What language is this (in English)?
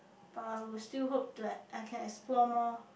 English